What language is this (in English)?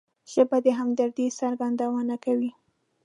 Pashto